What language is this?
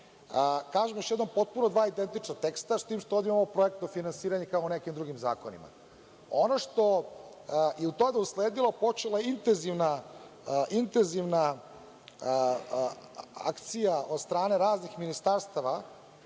Serbian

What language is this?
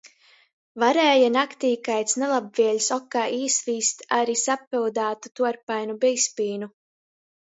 Latgalian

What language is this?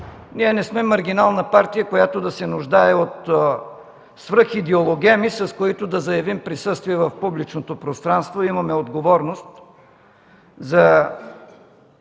Bulgarian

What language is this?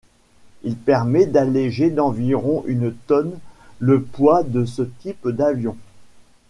French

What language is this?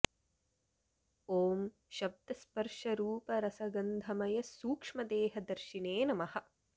Sanskrit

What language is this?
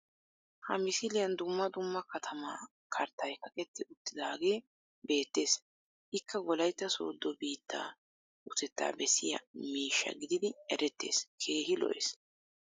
Wolaytta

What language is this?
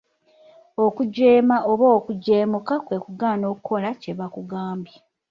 Ganda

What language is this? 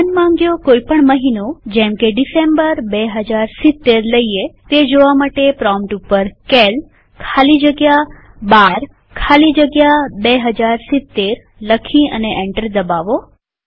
Gujarati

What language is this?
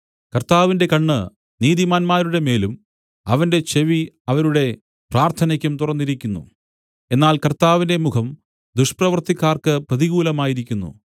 Malayalam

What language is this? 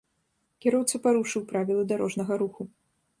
Belarusian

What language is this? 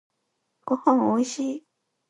Japanese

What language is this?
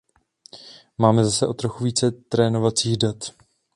Czech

